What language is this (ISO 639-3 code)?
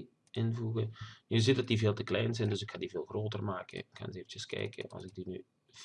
nld